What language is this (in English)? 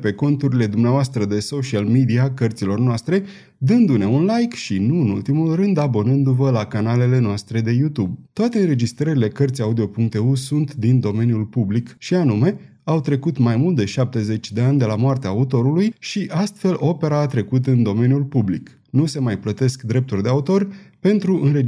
Romanian